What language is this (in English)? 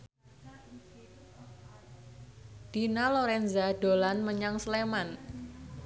Javanese